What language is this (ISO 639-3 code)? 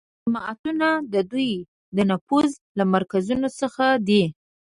pus